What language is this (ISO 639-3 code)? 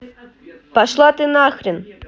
rus